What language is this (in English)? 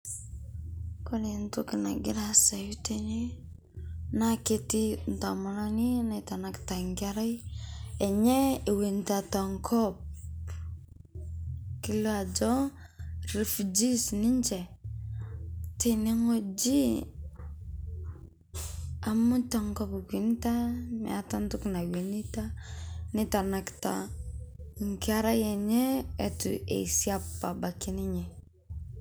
Masai